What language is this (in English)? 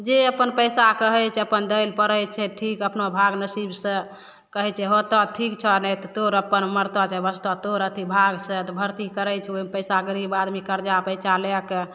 Maithili